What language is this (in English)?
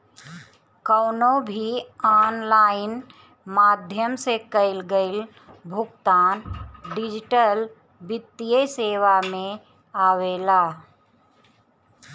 Bhojpuri